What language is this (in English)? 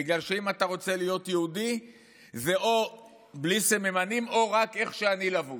Hebrew